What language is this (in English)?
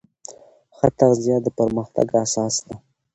Pashto